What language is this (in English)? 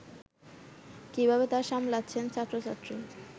Bangla